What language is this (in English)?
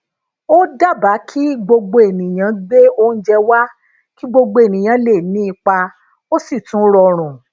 Yoruba